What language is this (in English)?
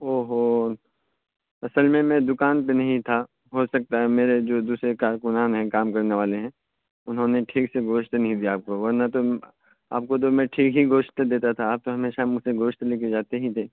Urdu